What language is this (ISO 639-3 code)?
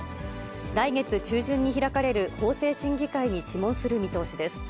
jpn